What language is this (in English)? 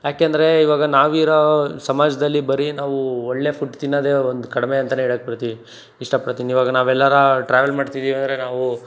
Kannada